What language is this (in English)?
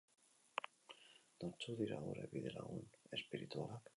Basque